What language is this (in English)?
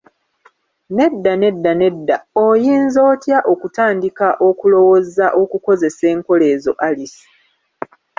Ganda